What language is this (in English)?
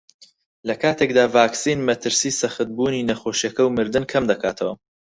Central Kurdish